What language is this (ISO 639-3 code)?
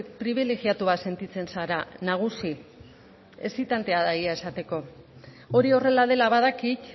eus